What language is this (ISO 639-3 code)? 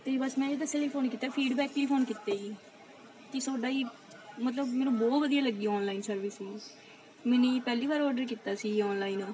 pan